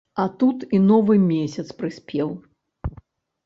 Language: Belarusian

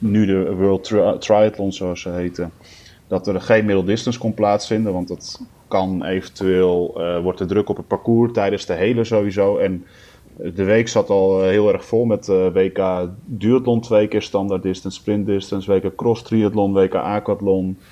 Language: Dutch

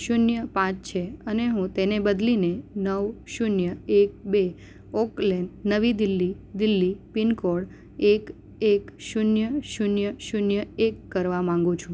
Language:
Gujarati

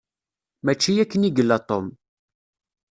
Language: Kabyle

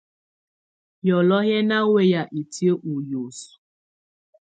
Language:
Tunen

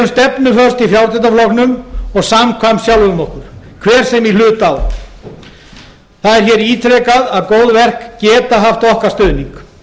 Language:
Icelandic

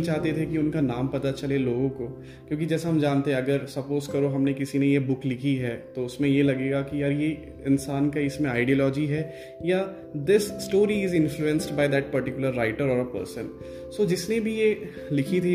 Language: Hindi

